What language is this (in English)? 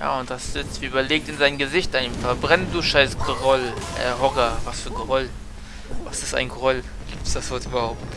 German